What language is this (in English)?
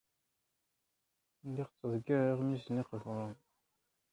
Kabyle